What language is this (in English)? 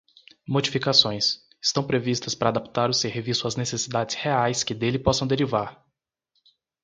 Portuguese